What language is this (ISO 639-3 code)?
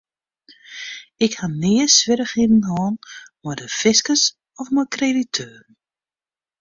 fry